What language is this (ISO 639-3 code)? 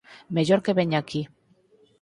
glg